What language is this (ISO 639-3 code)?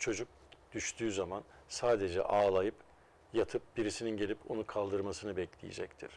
tur